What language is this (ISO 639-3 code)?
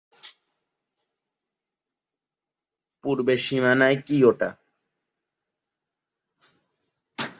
ben